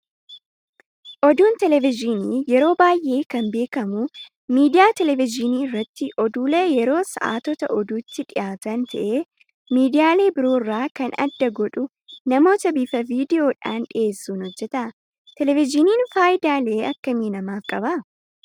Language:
Oromo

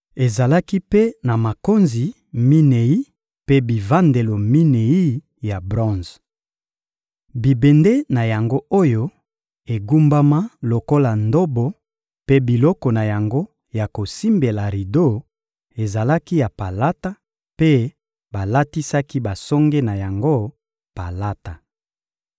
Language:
Lingala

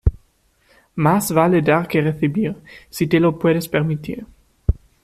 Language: Spanish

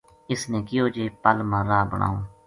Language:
Gujari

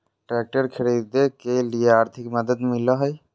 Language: Magahi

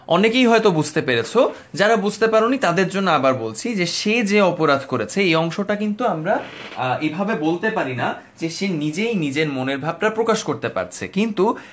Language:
Bangla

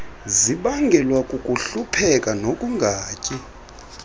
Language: Xhosa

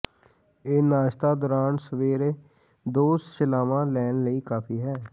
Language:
Punjabi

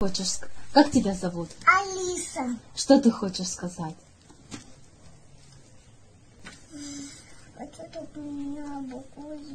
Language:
Russian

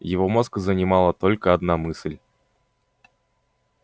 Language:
Russian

